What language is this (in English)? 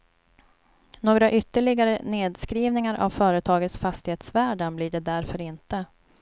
Swedish